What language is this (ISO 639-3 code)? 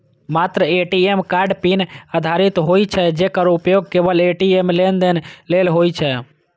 mai